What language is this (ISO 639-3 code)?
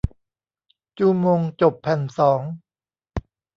tha